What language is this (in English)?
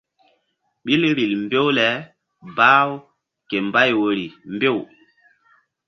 Mbum